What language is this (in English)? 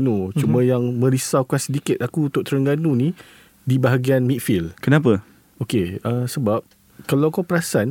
Malay